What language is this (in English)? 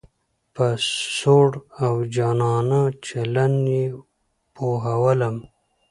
Pashto